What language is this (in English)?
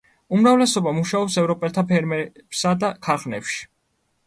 Georgian